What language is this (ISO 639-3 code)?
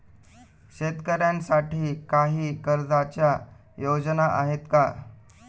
mar